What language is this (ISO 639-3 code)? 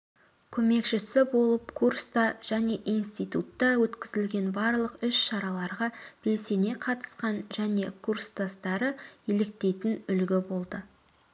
kaz